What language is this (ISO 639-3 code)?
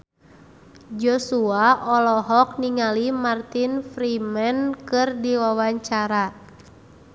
sun